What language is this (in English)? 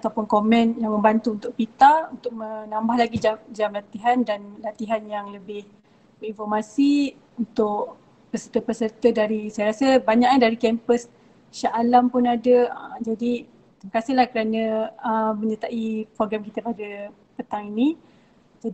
Malay